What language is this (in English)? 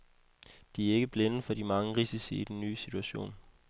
Danish